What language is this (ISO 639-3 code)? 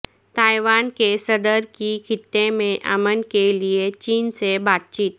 urd